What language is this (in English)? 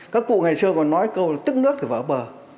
Vietnamese